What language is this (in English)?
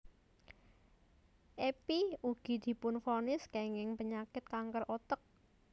Javanese